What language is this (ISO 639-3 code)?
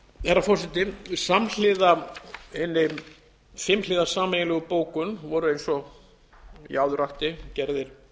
isl